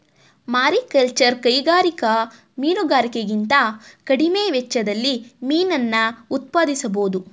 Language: Kannada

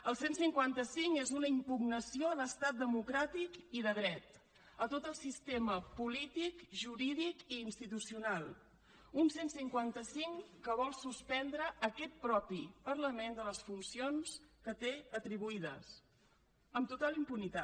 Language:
Catalan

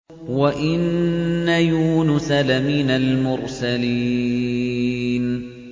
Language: Arabic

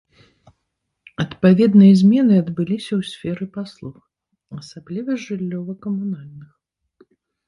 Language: Belarusian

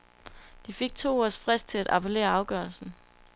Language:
Danish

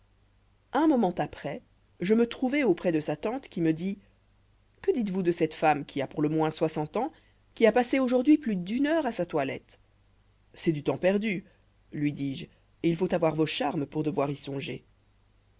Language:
French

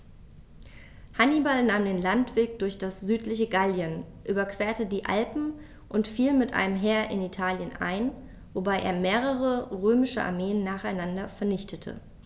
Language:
German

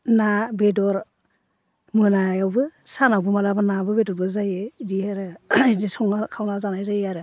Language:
Bodo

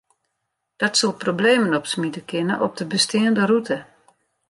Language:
Western Frisian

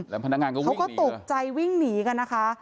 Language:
Thai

